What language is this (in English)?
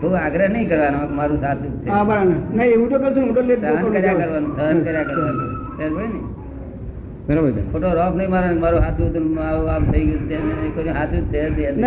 Gujarati